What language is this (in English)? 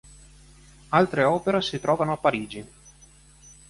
Italian